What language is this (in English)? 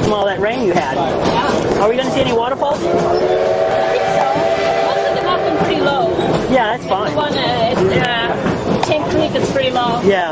English